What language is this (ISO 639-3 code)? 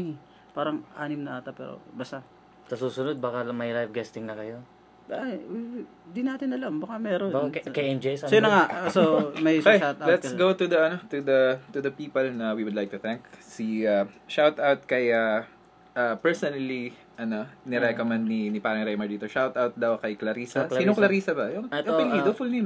fil